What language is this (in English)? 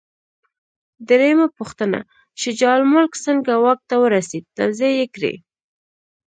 Pashto